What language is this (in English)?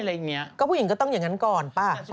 Thai